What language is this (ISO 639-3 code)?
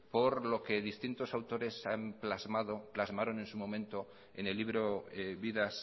spa